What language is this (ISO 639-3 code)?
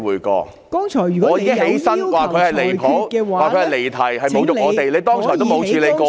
yue